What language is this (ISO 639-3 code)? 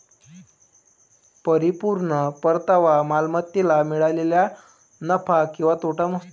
mar